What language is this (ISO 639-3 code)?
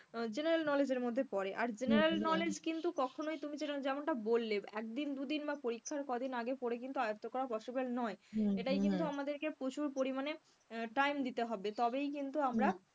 ben